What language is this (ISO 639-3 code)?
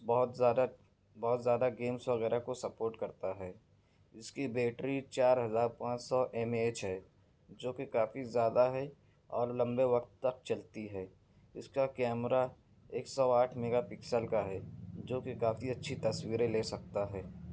urd